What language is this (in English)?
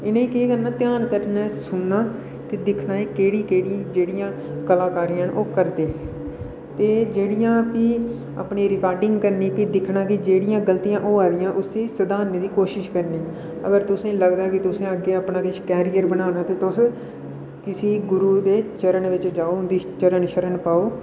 Dogri